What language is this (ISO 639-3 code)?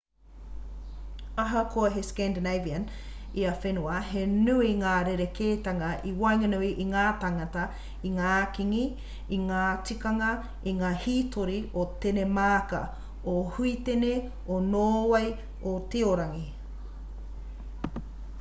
mri